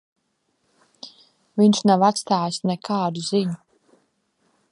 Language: Latvian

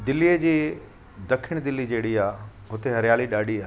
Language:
Sindhi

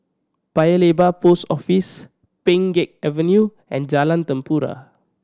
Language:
English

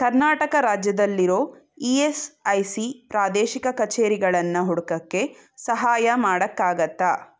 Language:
Kannada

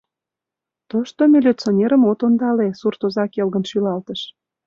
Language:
Mari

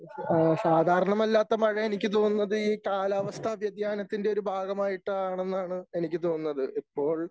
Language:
Malayalam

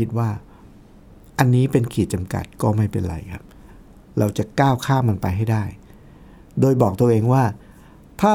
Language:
Thai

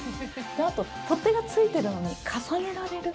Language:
Japanese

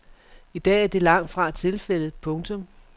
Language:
Danish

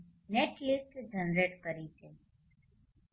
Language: Gujarati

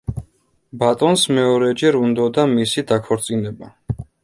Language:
Georgian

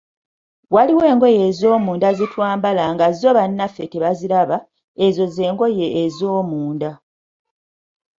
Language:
Ganda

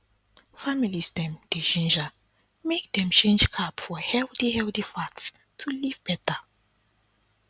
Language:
Nigerian Pidgin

